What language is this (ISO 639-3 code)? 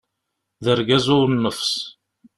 kab